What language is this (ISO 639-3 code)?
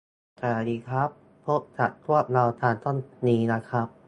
tha